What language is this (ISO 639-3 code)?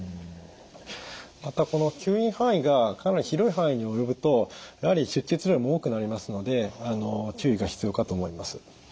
jpn